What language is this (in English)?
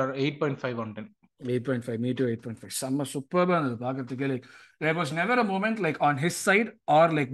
Tamil